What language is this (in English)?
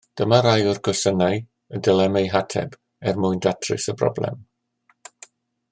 Welsh